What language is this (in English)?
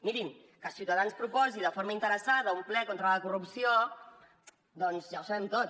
Catalan